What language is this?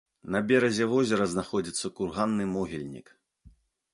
Belarusian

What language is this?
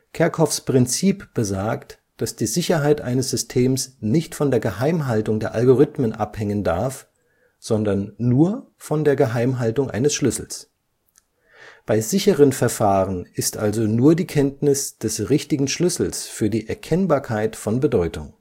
German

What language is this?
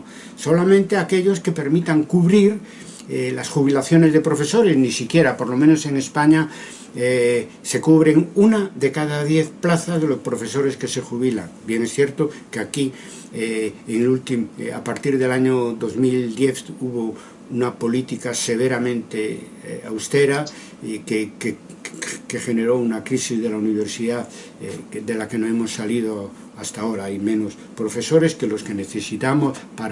Spanish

